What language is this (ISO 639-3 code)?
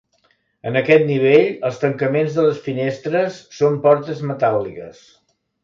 cat